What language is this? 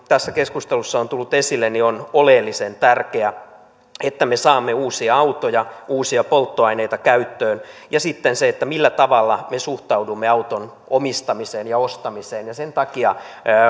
Finnish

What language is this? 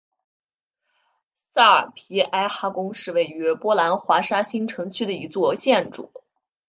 Chinese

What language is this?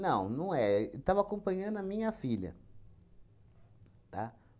Portuguese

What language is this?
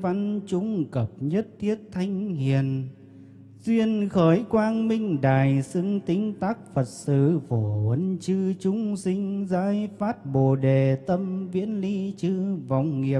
Vietnamese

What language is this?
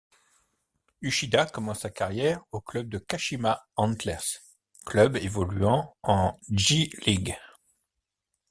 French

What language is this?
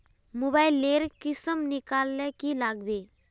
Magahi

